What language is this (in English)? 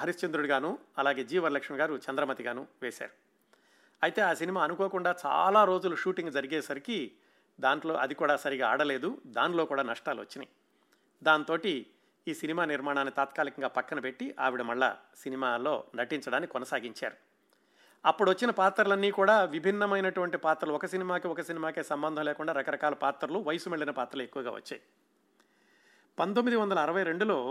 Telugu